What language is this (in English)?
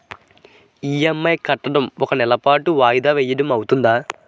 Telugu